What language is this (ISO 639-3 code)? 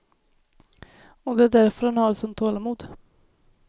swe